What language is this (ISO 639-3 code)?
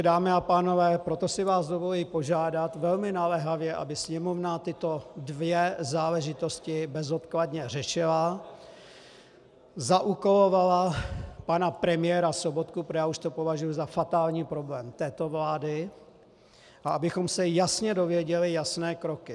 ces